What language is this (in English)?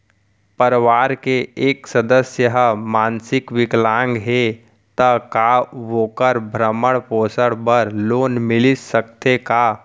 Chhattisgarhi